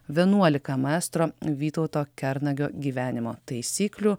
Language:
Lithuanian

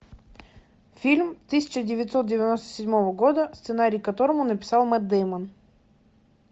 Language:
Russian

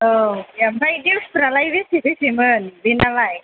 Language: Bodo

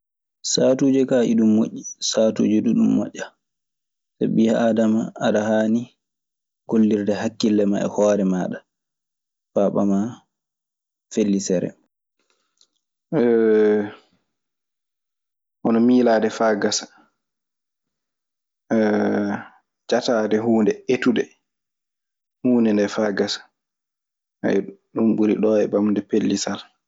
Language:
Maasina Fulfulde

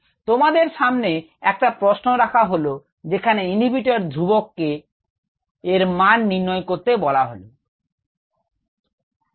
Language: Bangla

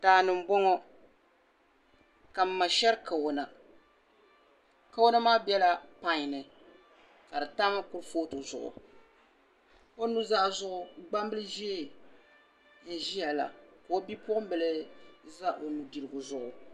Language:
Dagbani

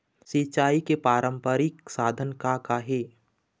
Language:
Chhattisgarhi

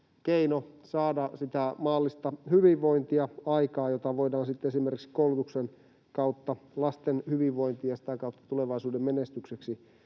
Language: Finnish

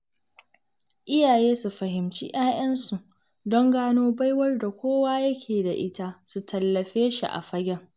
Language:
Hausa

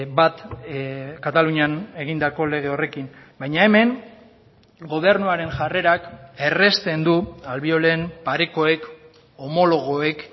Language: Basque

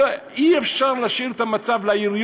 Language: Hebrew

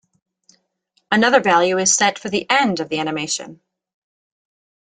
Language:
English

